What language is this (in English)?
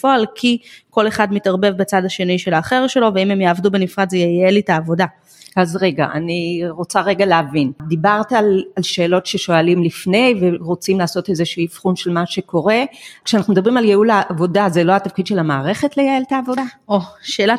Hebrew